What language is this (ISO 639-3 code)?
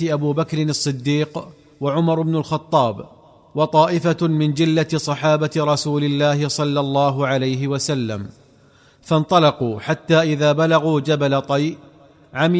ara